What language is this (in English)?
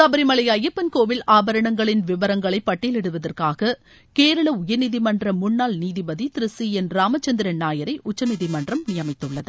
Tamil